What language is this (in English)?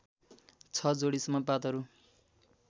Nepali